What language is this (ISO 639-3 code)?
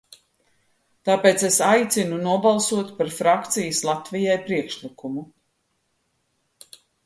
lav